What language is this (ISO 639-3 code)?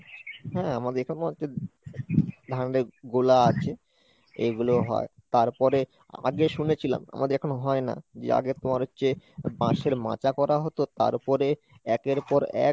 ben